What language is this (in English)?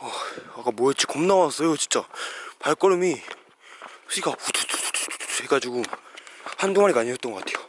Korean